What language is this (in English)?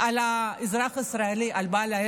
Hebrew